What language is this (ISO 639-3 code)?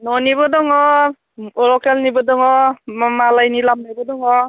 brx